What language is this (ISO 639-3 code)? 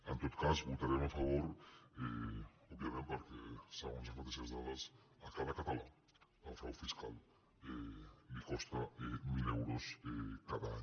cat